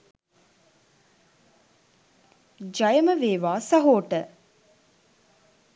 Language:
Sinhala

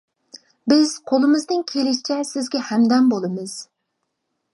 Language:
Uyghur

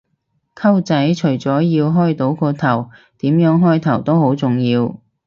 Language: Cantonese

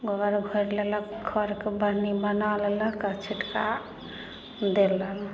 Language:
Maithili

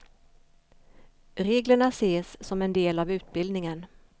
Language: Swedish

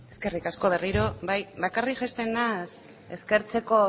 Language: Basque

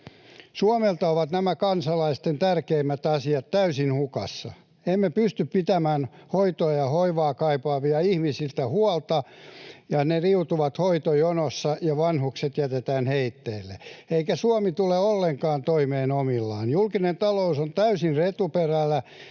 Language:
Finnish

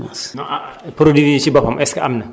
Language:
Wolof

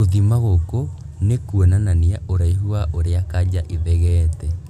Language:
Kikuyu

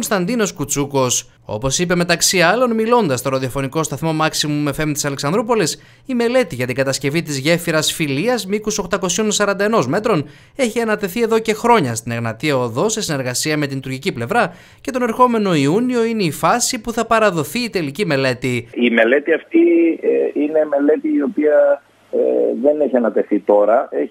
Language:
Greek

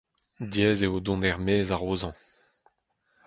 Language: Breton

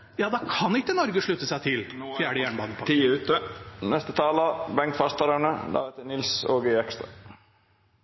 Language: Norwegian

